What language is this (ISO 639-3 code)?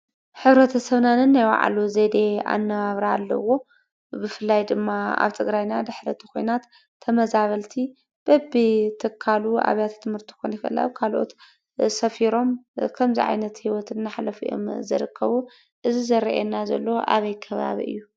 tir